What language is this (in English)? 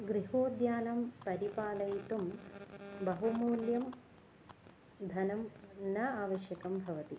Sanskrit